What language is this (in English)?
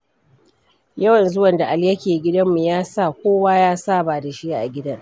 Hausa